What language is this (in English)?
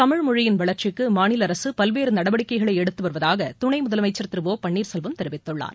Tamil